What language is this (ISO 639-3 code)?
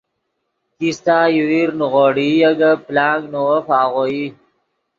ydg